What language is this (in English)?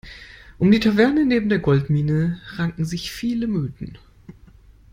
German